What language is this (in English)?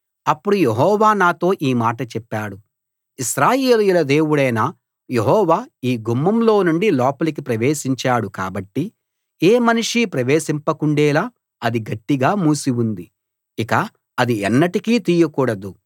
Telugu